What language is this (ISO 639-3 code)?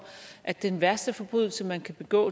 dan